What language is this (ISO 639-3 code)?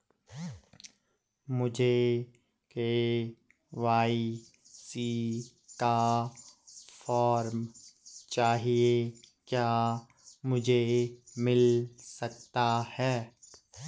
hin